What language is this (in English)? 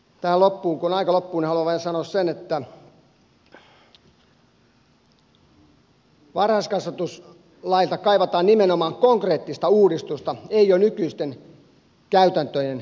Finnish